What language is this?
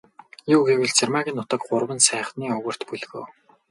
Mongolian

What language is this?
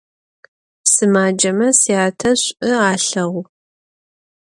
Adyghe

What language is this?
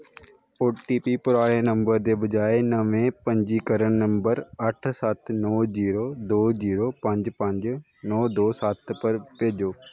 Dogri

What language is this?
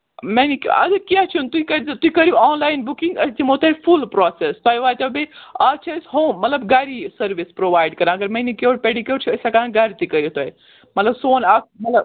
Kashmiri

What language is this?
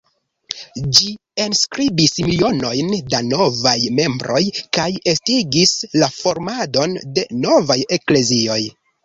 Esperanto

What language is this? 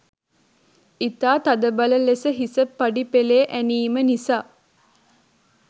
Sinhala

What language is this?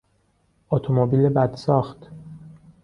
Persian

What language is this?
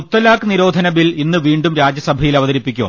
Malayalam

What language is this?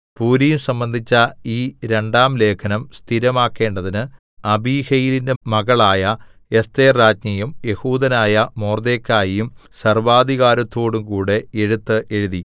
Malayalam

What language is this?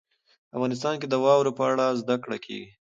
Pashto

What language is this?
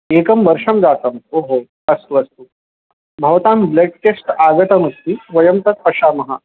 Sanskrit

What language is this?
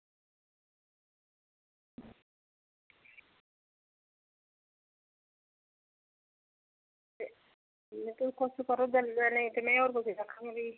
Dogri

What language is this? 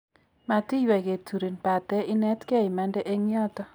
Kalenjin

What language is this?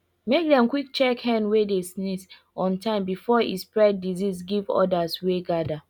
Nigerian Pidgin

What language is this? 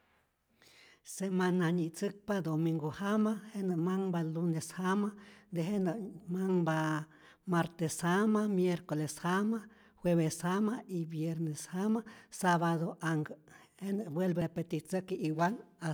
Rayón Zoque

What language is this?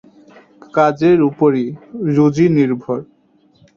Bangla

